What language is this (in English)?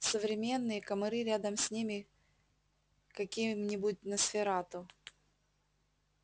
Russian